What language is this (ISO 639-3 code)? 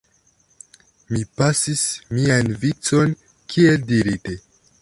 epo